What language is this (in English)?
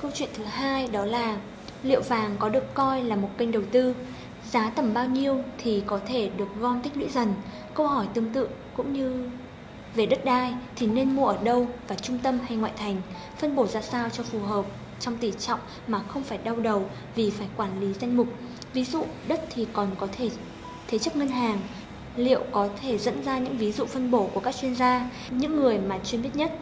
Vietnamese